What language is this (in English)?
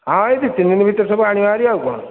Odia